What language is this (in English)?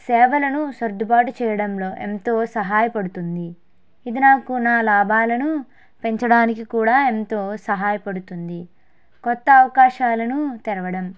Telugu